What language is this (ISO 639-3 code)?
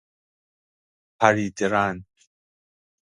fas